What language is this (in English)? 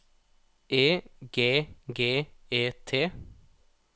Norwegian